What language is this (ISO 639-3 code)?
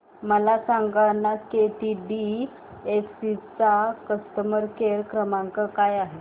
mar